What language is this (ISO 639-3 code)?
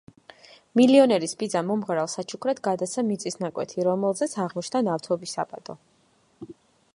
kat